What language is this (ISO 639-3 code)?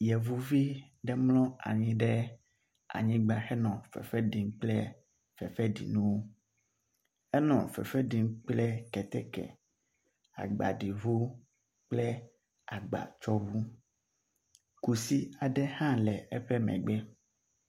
ewe